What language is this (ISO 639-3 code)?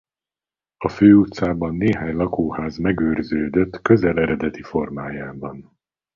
hun